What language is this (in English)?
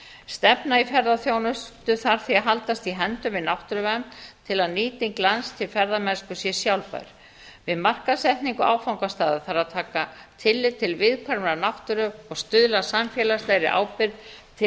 Icelandic